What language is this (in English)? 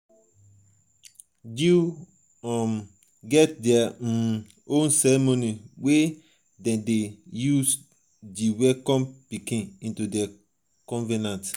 Nigerian Pidgin